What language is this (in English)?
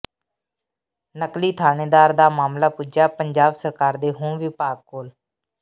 Punjabi